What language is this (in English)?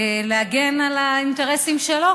Hebrew